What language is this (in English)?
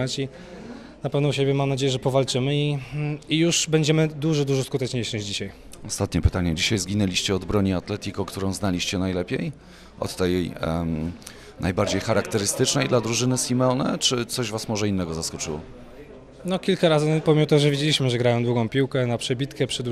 Polish